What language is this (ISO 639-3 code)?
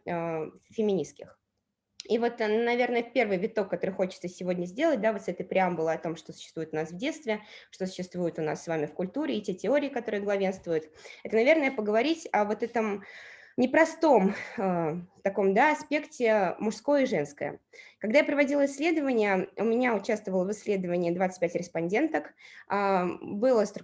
rus